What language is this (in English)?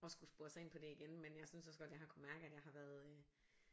Danish